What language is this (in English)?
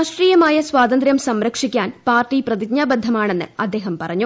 Malayalam